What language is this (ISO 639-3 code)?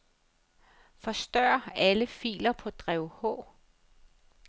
dan